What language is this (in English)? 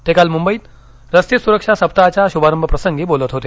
Marathi